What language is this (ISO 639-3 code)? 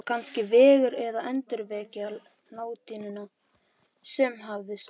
isl